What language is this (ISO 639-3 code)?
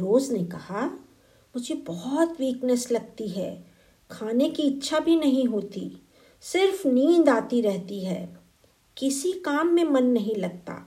hin